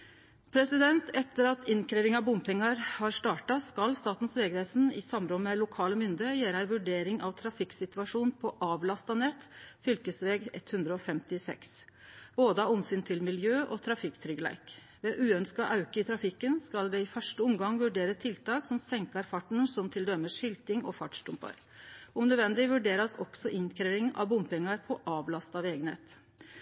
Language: Norwegian Nynorsk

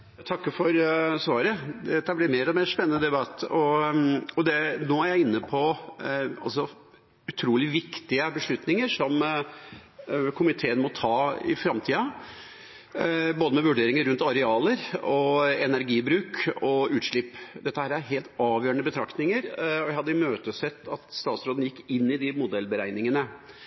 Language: Norwegian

